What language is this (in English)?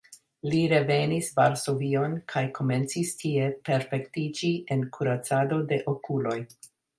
Esperanto